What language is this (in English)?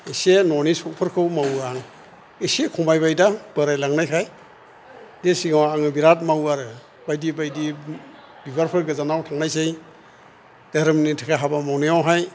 Bodo